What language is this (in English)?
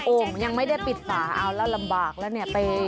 Thai